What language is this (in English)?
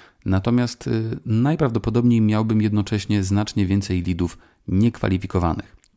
Polish